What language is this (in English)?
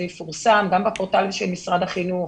Hebrew